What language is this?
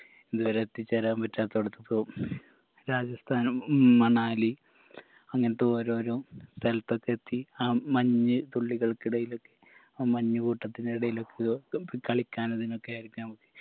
Malayalam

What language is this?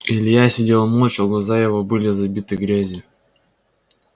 Russian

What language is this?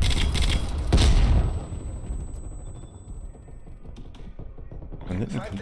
German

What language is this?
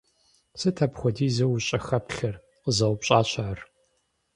Kabardian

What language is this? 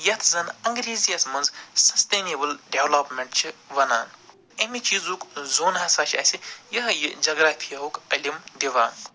Kashmiri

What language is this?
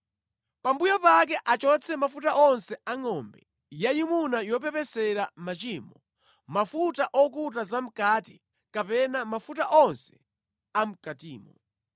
Nyanja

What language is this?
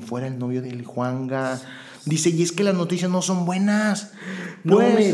Spanish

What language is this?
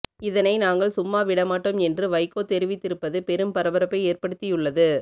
Tamil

